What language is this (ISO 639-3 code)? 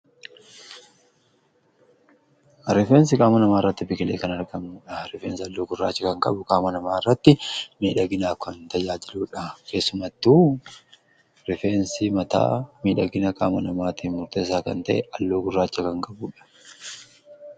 orm